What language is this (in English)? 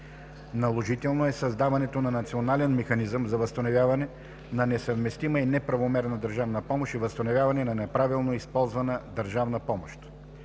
Bulgarian